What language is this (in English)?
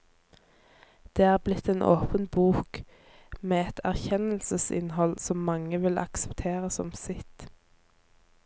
Norwegian